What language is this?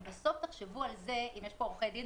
Hebrew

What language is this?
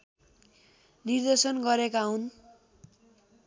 Nepali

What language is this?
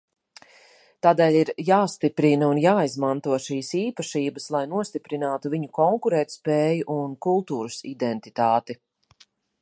Latvian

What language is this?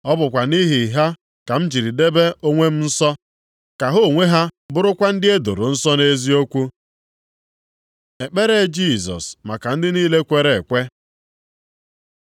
Igbo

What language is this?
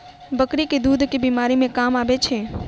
Maithili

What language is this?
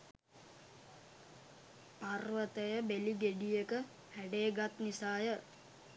Sinhala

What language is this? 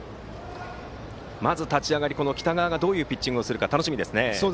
Japanese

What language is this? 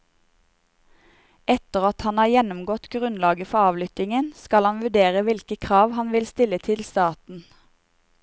Norwegian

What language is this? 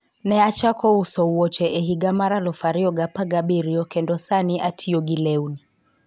Luo (Kenya and Tanzania)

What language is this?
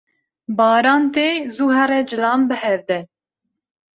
Kurdish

